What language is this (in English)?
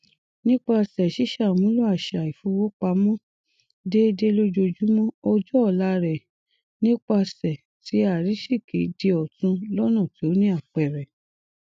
Yoruba